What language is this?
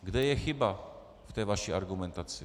Czech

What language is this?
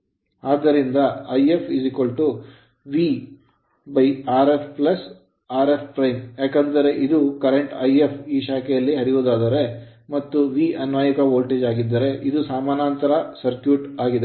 Kannada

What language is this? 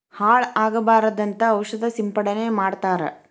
Kannada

